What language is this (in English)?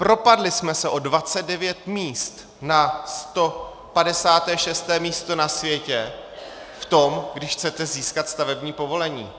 Czech